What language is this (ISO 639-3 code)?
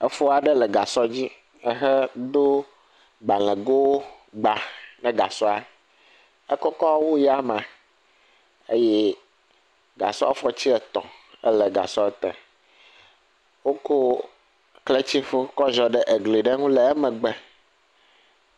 ewe